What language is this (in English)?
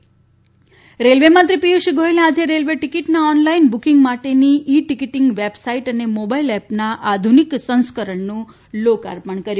Gujarati